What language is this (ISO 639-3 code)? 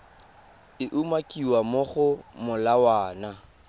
tsn